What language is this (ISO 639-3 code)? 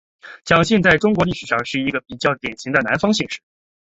zho